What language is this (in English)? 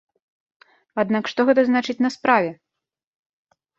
Belarusian